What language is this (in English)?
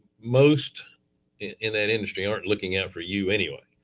English